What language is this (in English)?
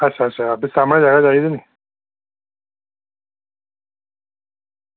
Dogri